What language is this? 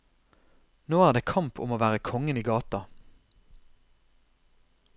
Norwegian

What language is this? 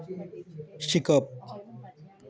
Konkani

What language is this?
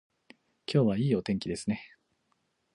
Japanese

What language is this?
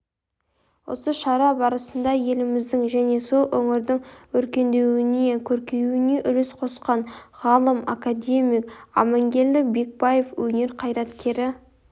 Kazakh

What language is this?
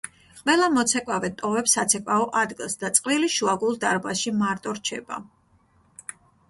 Georgian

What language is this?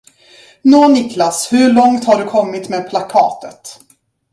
Swedish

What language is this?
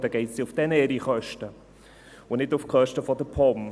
Swiss German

